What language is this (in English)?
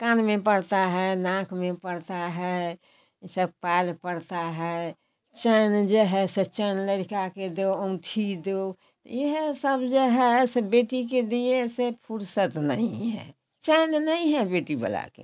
Hindi